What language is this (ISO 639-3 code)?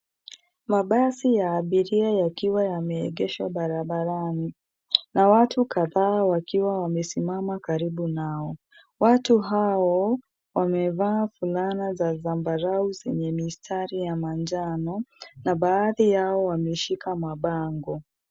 swa